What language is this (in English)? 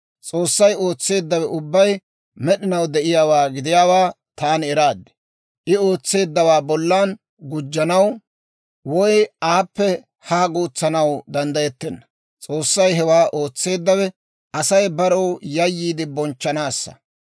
Dawro